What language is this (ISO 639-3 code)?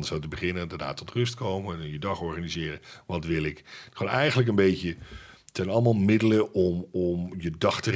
nld